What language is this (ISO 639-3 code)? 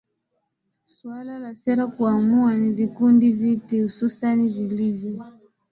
swa